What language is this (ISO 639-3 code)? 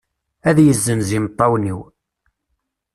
kab